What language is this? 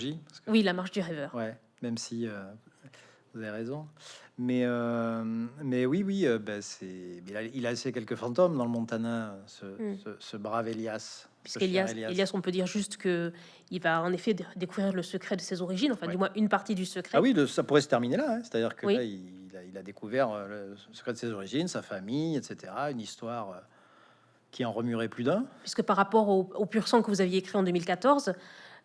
French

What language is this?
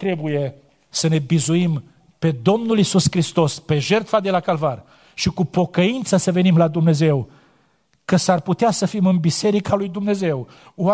Romanian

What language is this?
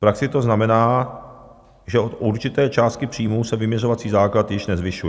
Czech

